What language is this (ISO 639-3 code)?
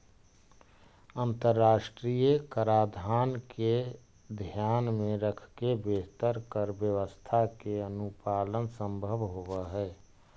mag